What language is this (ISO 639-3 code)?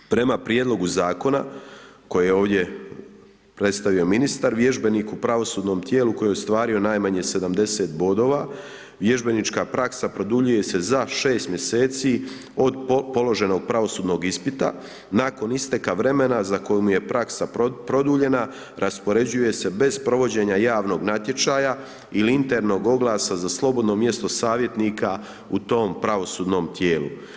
hrv